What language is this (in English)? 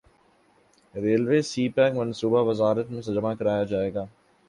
Urdu